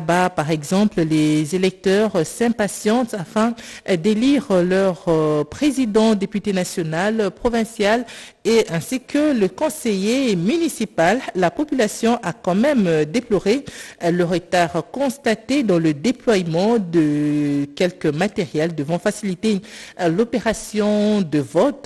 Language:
French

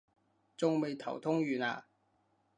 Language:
Cantonese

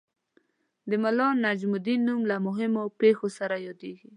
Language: Pashto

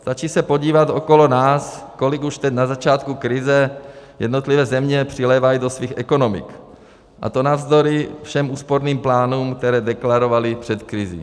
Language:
Czech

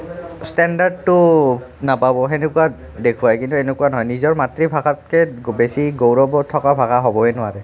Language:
Assamese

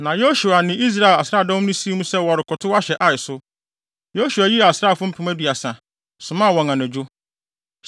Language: Akan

